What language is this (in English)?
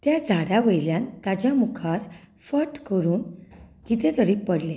Konkani